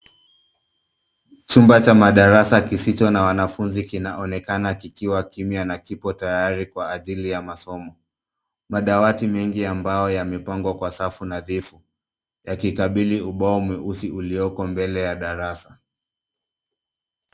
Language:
Swahili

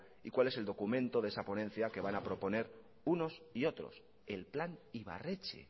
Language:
Spanish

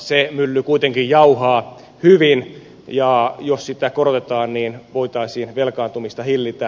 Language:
Finnish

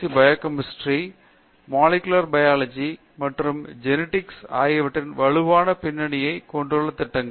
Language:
Tamil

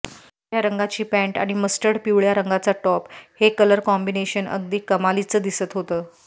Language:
Marathi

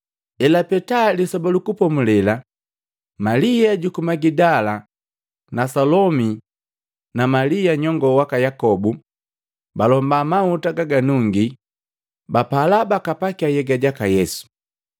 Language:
Matengo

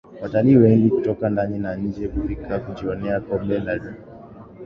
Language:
Swahili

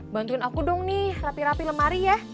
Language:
Indonesian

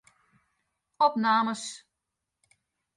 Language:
Western Frisian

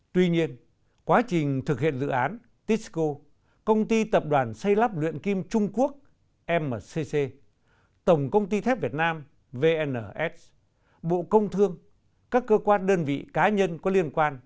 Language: Vietnamese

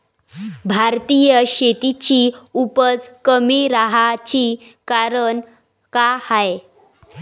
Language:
Marathi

